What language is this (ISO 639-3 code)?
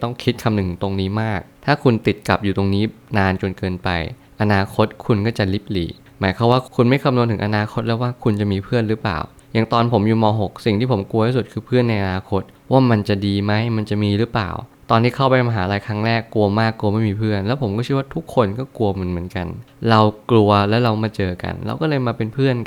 tha